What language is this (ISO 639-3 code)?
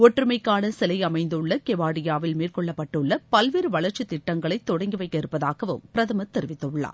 tam